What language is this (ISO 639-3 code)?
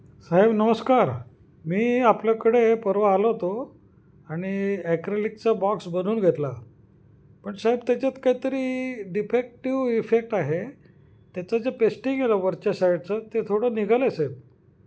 mar